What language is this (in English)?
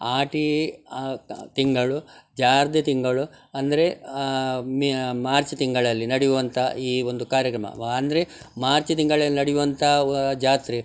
Kannada